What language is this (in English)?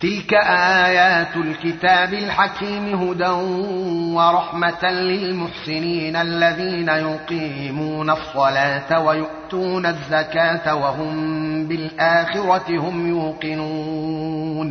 Arabic